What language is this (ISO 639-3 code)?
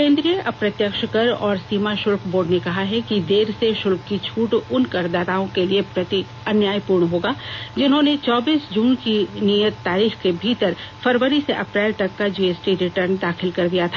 hin